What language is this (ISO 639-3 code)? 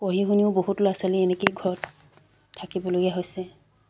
asm